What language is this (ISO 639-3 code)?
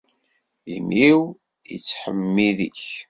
kab